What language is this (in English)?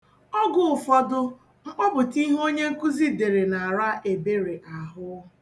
Igbo